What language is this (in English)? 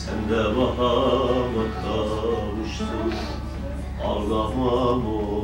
Turkish